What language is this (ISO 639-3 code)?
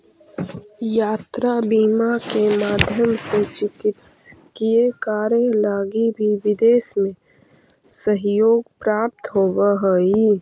mag